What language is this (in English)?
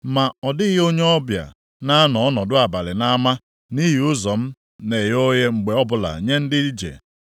Igbo